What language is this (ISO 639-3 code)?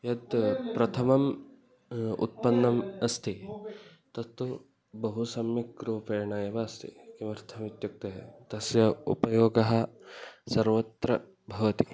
san